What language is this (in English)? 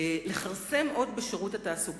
Hebrew